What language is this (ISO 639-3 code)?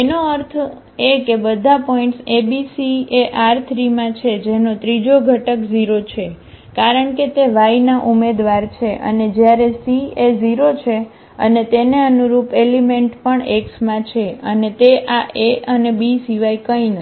guj